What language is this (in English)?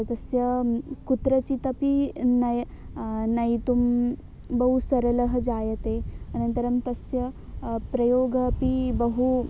Sanskrit